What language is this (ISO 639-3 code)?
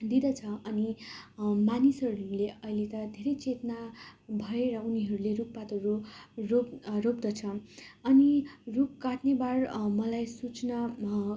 nep